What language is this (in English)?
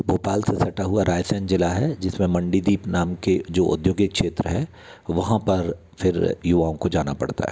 Hindi